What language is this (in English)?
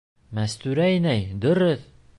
Bashkir